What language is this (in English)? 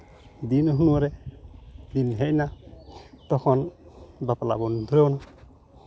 Santali